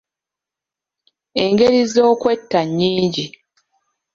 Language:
Ganda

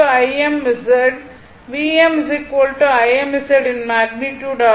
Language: Tamil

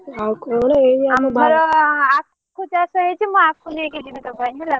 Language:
Odia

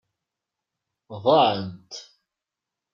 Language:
Kabyle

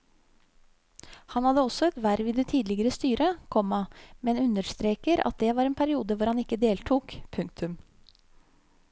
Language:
Norwegian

